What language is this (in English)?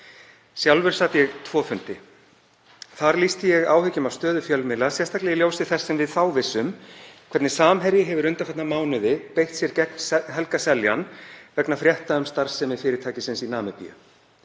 Icelandic